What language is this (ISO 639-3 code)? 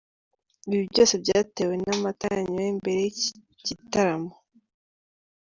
kin